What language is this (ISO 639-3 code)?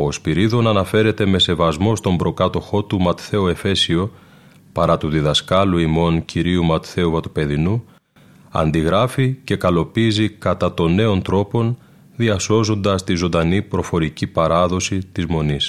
ell